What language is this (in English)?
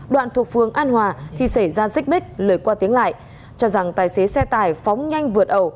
Vietnamese